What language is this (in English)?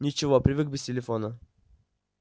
Russian